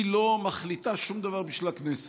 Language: Hebrew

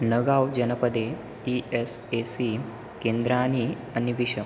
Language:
Sanskrit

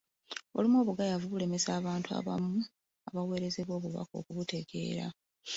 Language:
Ganda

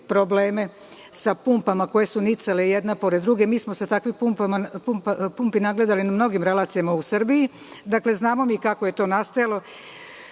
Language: Serbian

